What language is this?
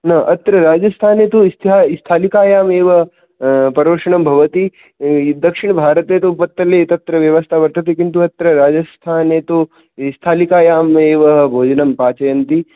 Sanskrit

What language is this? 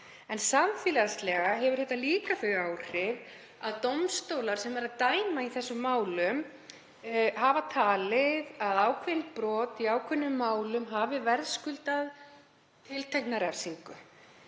Icelandic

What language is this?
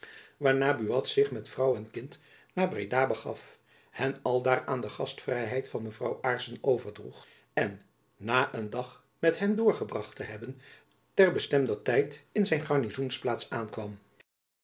Dutch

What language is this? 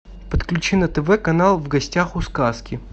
Russian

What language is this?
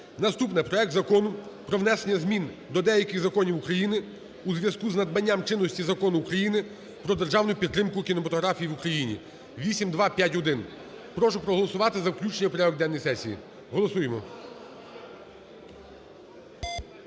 Ukrainian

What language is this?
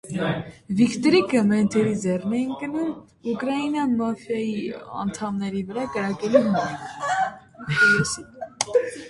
Armenian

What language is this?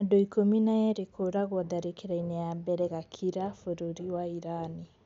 Kikuyu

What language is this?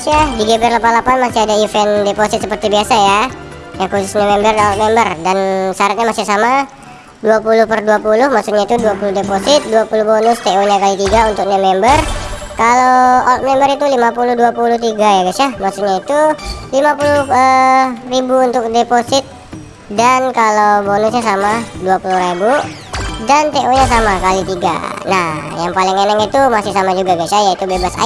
Indonesian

